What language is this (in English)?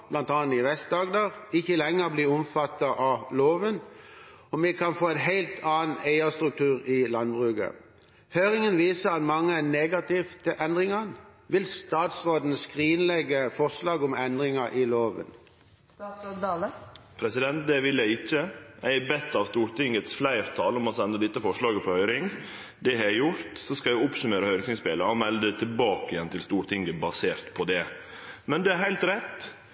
Norwegian